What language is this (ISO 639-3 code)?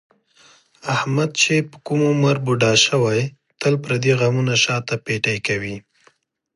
pus